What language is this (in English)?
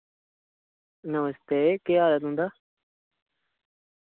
Dogri